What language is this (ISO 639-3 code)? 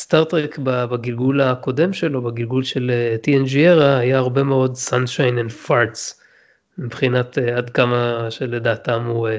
heb